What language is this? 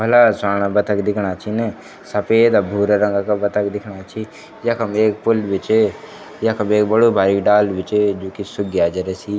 Garhwali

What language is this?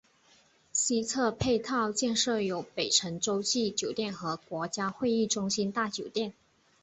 Chinese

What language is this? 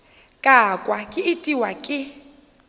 Northern Sotho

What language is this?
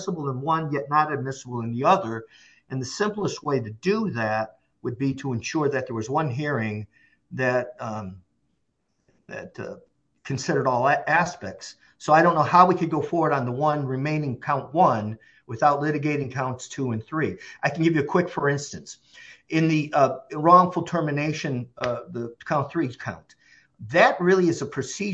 English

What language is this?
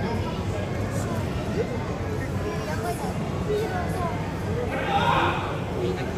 Japanese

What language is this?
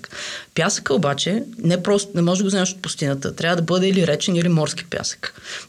Bulgarian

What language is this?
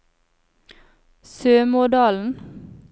Norwegian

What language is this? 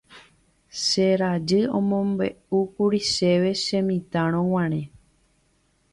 Guarani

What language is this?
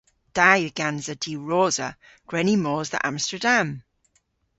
Cornish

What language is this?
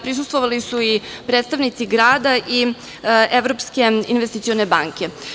Serbian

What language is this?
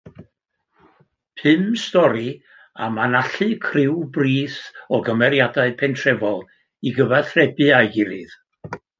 Welsh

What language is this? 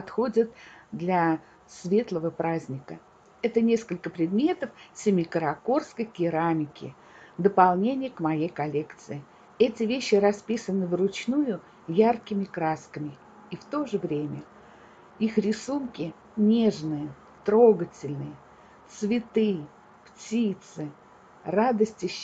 Russian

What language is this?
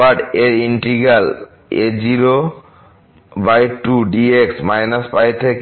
Bangla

